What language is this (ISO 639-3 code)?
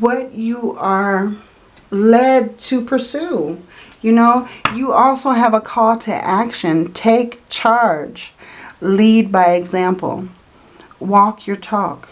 eng